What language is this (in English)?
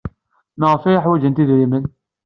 Kabyle